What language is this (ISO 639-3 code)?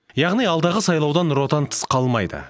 kaz